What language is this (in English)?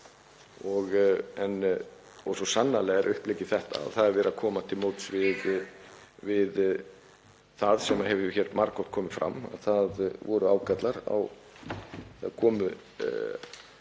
Icelandic